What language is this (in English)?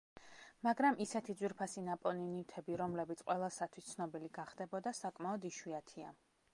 Georgian